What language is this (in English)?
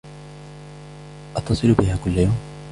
Arabic